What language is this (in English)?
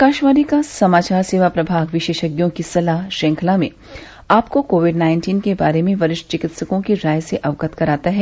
Hindi